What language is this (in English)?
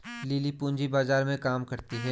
Hindi